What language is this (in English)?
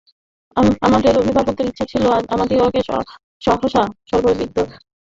Bangla